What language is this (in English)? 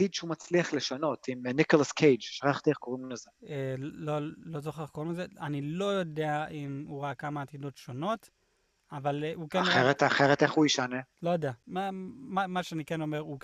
Hebrew